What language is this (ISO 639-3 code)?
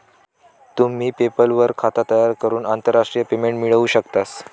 mar